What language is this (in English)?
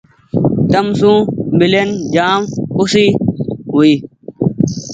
Goaria